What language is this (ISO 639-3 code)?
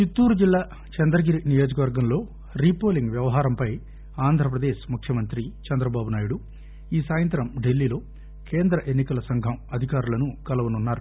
tel